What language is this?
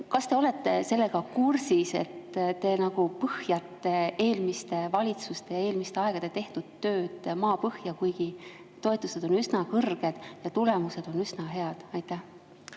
Estonian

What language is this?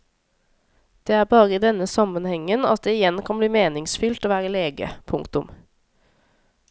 Norwegian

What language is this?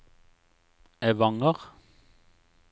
Norwegian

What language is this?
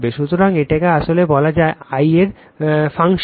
Bangla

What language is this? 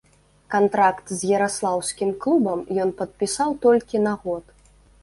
Belarusian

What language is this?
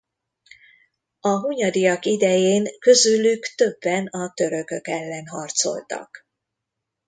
Hungarian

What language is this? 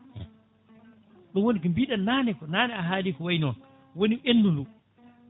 Fula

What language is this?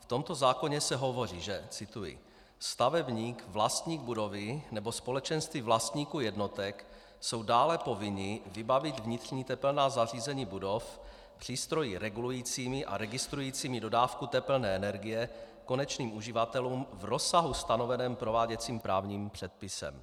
Czech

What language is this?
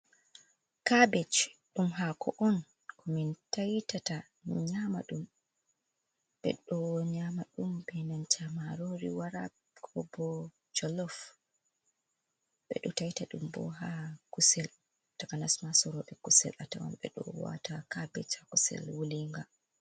Fula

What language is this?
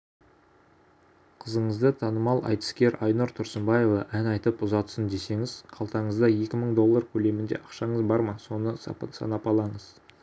Kazakh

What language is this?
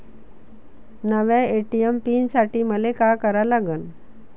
Marathi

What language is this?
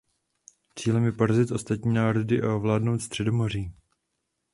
Czech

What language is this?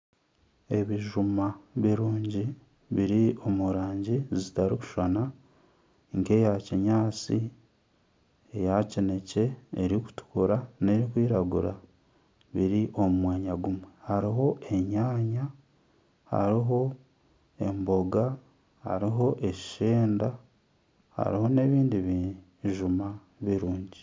Nyankole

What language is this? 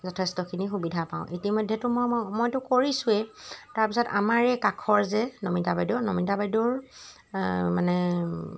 Assamese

